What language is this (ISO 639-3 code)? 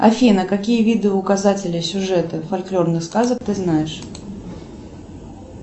rus